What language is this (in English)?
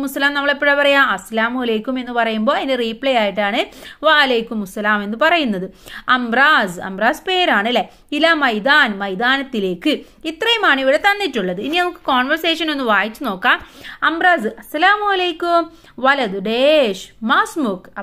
Arabic